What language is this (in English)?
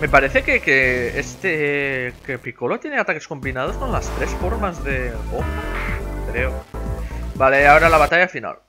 Spanish